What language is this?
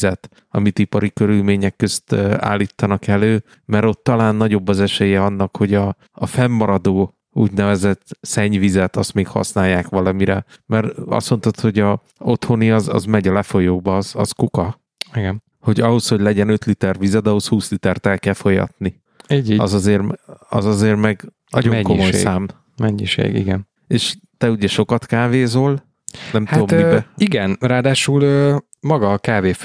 Hungarian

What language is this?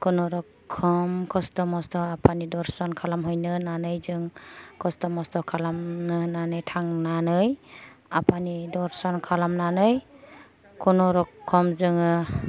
Bodo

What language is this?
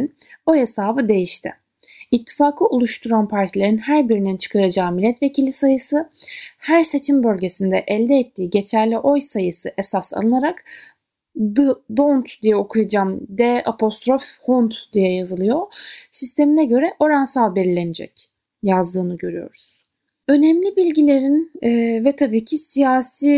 Turkish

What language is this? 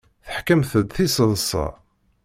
Kabyle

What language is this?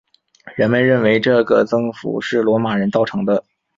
Chinese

